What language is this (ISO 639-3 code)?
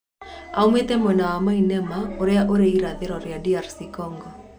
kik